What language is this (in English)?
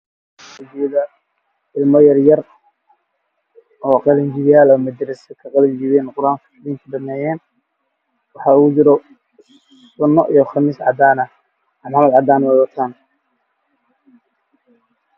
Somali